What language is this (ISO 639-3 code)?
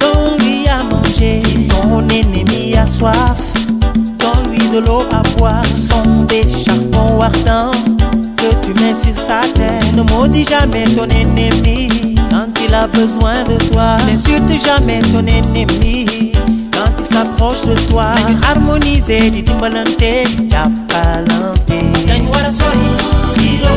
ron